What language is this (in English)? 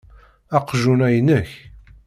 Kabyle